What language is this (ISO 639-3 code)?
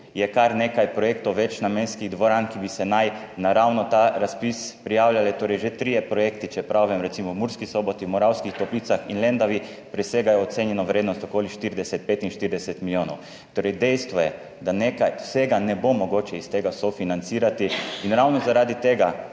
slv